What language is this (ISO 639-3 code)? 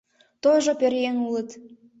chm